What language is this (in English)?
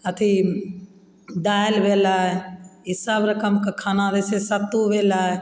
Maithili